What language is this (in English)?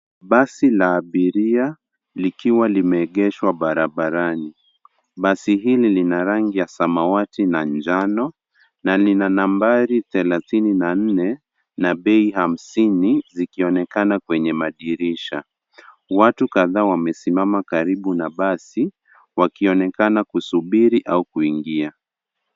Swahili